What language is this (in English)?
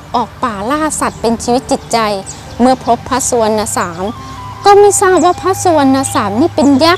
Thai